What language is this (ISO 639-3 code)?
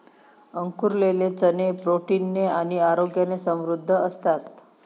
mar